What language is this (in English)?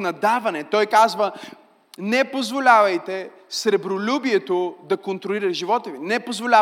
Bulgarian